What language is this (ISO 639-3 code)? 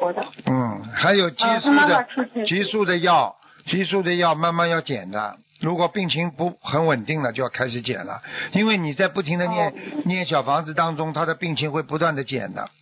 zho